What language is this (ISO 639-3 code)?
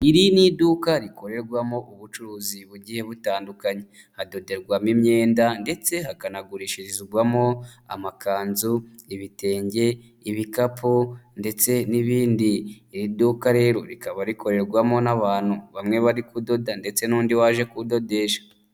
kin